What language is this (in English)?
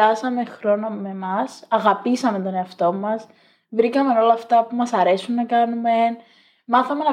Greek